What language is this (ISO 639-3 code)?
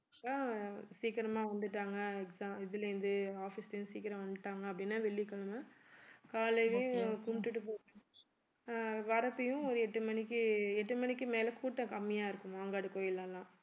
tam